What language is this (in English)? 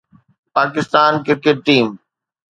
Sindhi